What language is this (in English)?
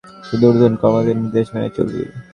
Bangla